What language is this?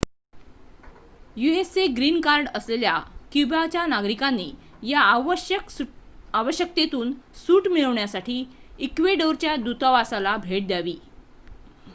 Marathi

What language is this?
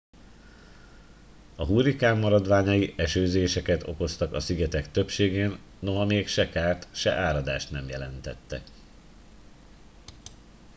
Hungarian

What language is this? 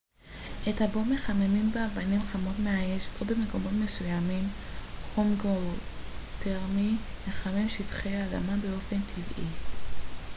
Hebrew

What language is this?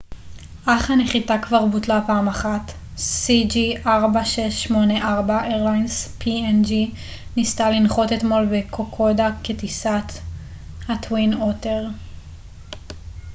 Hebrew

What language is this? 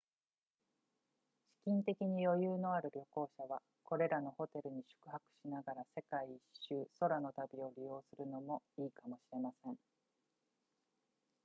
Japanese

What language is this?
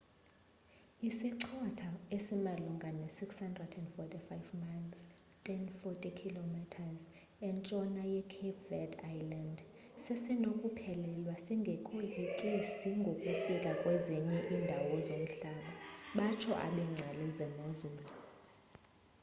Xhosa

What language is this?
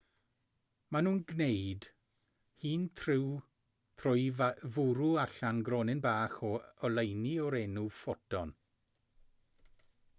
Welsh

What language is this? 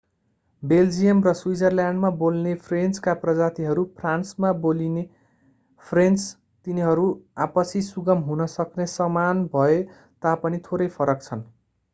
Nepali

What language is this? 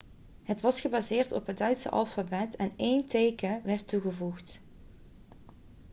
Dutch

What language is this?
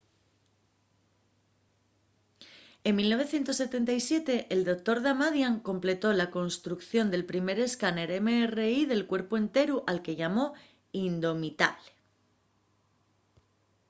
Asturian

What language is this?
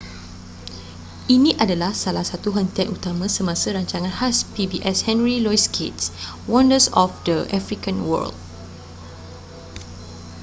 Malay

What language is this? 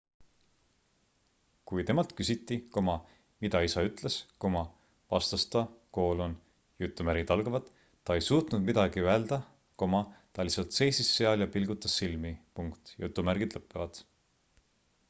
Estonian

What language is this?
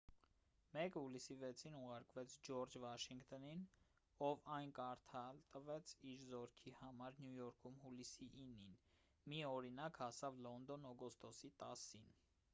Armenian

